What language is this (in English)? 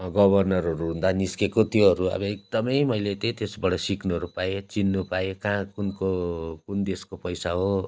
Nepali